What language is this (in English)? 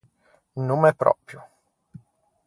Ligurian